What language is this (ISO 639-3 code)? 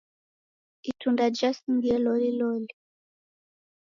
dav